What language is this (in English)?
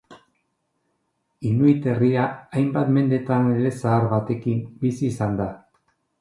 Basque